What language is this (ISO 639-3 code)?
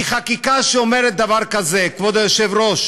heb